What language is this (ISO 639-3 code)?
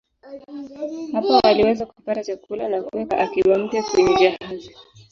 swa